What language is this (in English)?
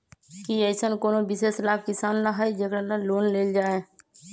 Magahi